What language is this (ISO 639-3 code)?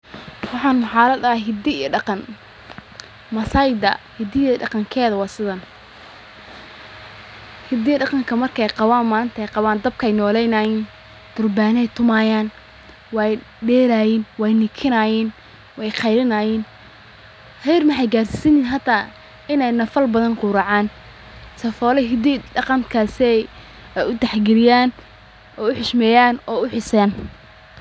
som